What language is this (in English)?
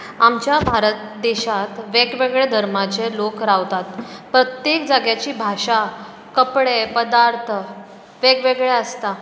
Konkani